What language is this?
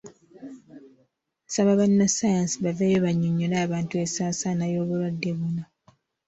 Ganda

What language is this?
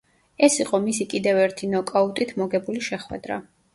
Georgian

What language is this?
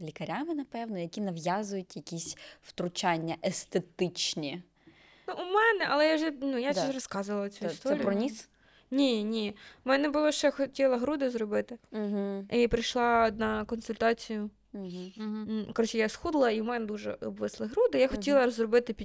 Ukrainian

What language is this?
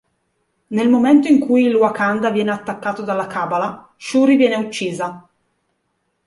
Italian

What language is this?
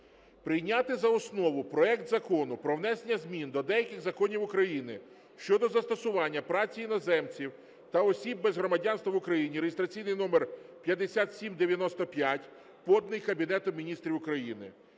Ukrainian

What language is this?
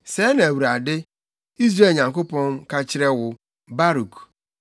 Akan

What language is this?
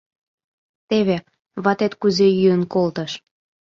Mari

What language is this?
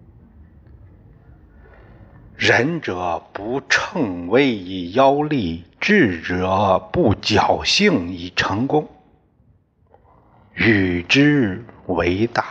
Chinese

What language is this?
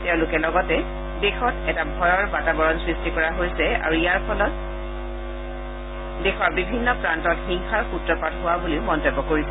Assamese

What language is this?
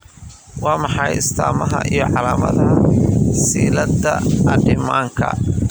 Somali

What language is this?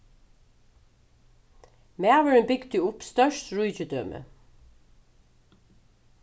Faroese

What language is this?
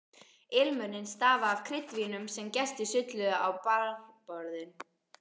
Icelandic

